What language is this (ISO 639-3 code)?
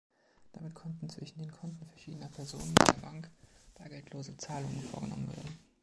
deu